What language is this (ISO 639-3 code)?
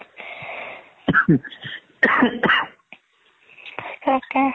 asm